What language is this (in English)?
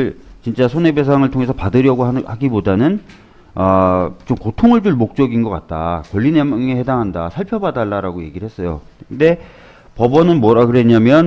Korean